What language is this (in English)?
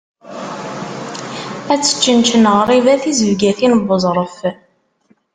Kabyle